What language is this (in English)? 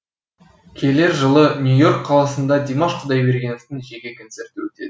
Kazakh